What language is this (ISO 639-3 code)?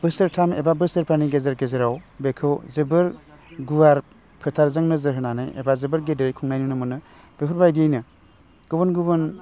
brx